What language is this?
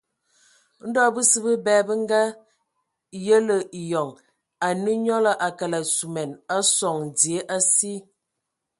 Ewondo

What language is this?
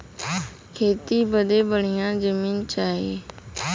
Bhojpuri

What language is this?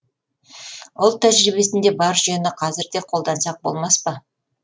Kazakh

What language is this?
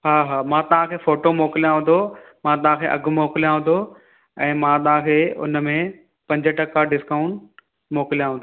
Sindhi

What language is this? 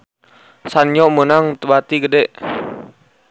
Sundanese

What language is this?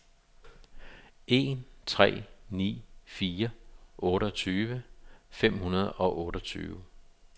Danish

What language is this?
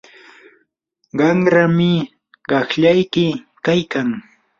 Yanahuanca Pasco Quechua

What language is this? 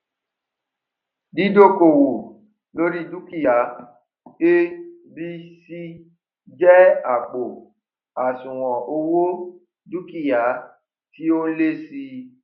Yoruba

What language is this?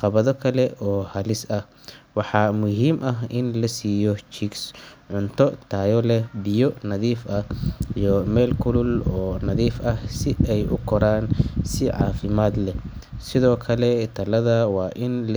Somali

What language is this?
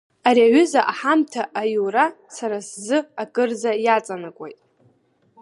Abkhazian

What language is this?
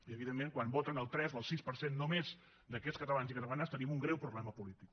Catalan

